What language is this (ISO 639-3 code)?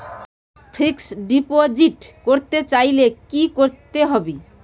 ben